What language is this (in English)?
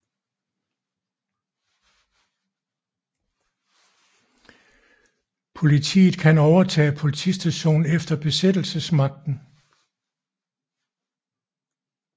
Danish